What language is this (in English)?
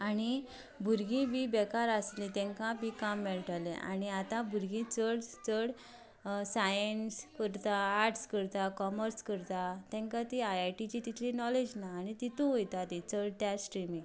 Konkani